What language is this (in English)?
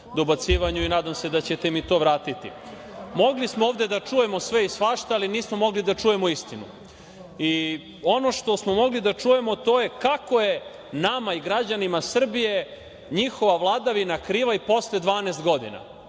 Serbian